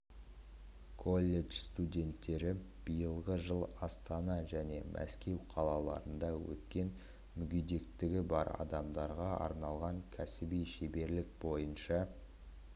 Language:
Kazakh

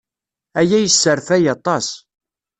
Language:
Kabyle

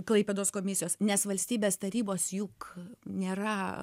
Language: Lithuanian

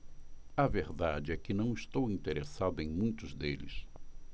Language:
Portuguese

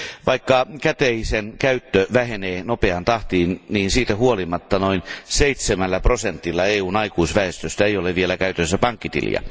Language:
Finnish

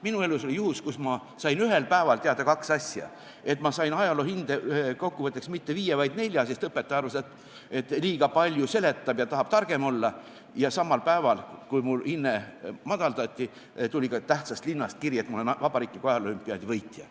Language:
Estonian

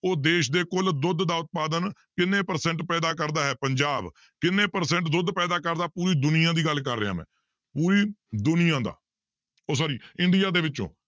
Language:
Punjabi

